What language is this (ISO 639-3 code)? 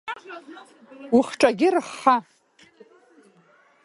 abk